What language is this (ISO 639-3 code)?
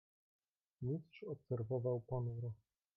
pol